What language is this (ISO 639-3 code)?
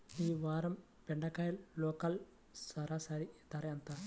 tel